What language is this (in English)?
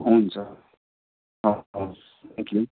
Nepali